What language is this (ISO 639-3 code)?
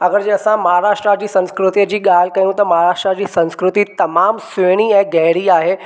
snd